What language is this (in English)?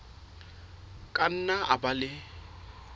Southern Sotho